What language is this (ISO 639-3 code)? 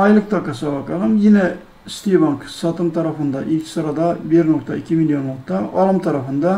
tur